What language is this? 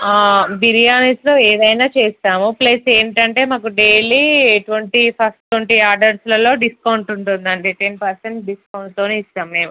Telugu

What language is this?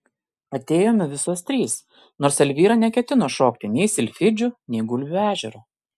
Lithuanian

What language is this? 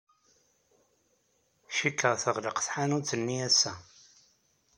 Kabyle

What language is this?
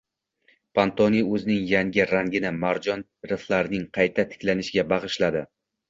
Uzbek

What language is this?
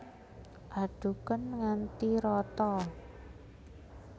Javanese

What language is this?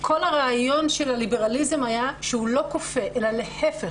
Hebrew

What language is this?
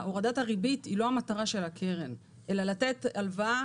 Hebrew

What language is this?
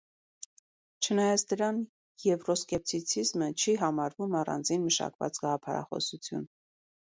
Armenian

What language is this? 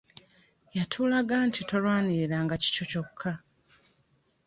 Ganda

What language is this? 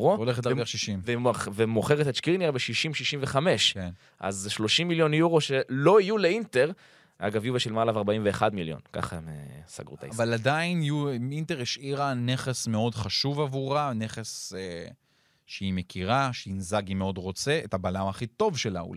Hebrew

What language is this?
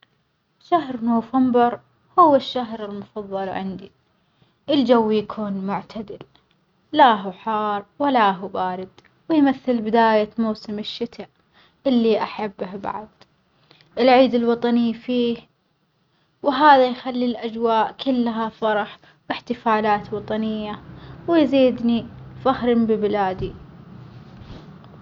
Omani Arabic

